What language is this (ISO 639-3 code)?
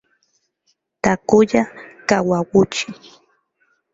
spa